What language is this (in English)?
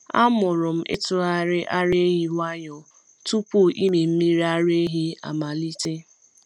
Igbo